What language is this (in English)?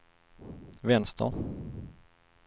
Swedish